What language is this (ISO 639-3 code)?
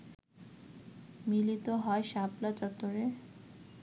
ben